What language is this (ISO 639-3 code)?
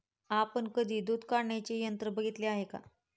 mar